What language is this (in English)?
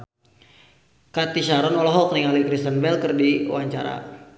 Sundanese